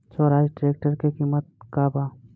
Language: Bhojpuri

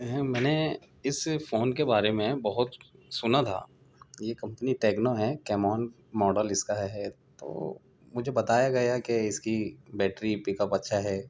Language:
Urdu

